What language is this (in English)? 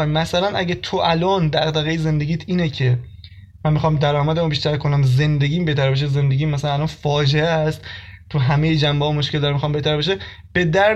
Persian